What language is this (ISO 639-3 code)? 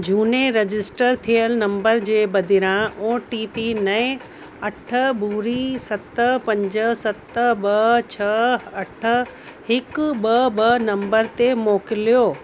snd